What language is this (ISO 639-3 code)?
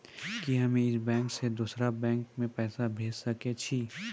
mai